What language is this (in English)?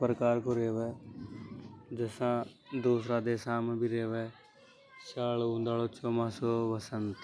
Hadothi